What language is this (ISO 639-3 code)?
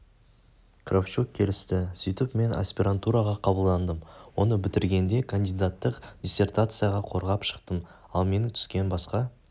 kaz